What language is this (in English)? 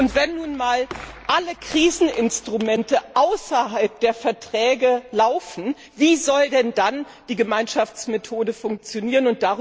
German